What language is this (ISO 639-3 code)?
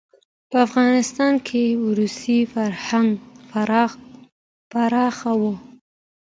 pus